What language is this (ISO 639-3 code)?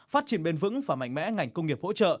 vie